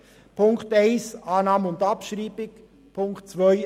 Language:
Swiss German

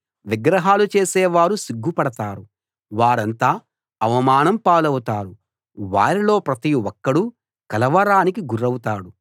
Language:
Telugu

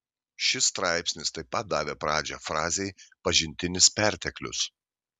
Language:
Lithuanian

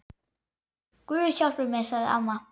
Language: Icelandic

